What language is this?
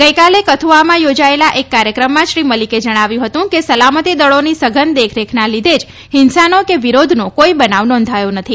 Gujarati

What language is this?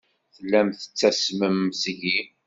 Kabyle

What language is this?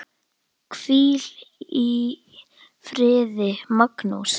Icelandic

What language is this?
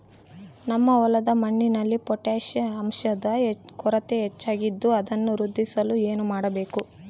Kannada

